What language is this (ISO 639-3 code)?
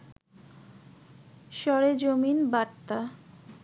ben